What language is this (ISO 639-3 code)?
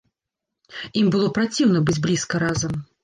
bel